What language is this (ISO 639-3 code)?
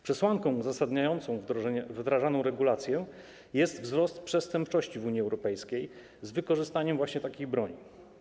pol